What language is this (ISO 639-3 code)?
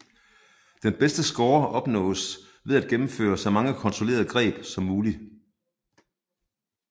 dan